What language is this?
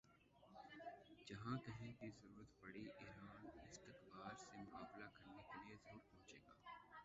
Urdu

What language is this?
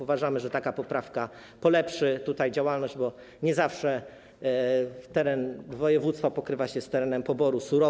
Polish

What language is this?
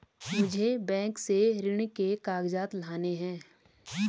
Hindi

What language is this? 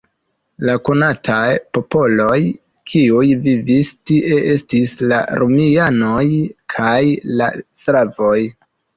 Esperanto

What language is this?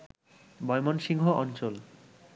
Bangla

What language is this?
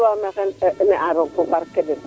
Serer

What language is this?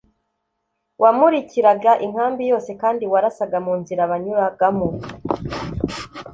Kinyarwanda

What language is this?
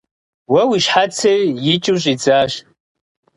Kabardian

